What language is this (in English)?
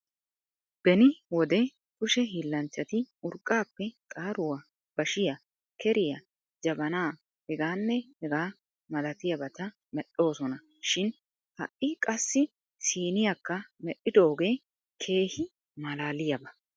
Wolaytta